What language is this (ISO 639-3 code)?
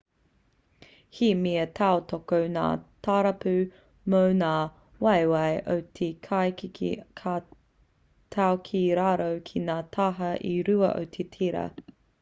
mri